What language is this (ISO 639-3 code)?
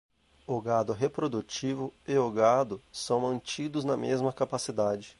por